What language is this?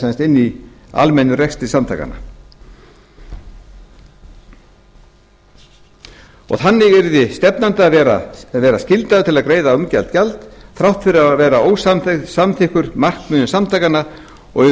Icelandic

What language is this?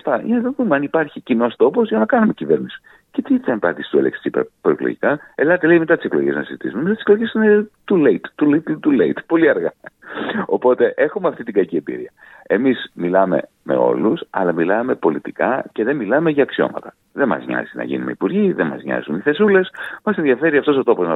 Greek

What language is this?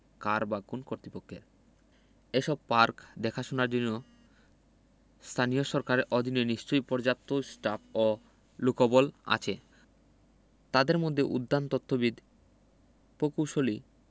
Bangla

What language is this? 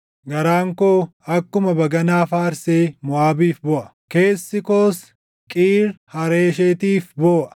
Oromo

